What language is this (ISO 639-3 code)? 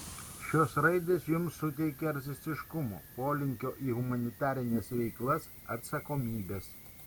lit